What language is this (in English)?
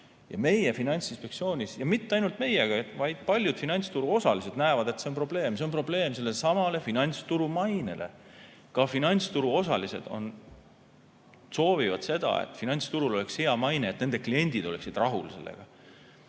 Estonian